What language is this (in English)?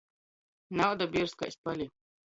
Latgalian